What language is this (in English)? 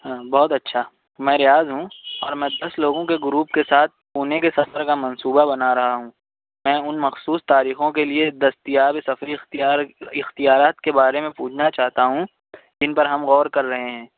Urdu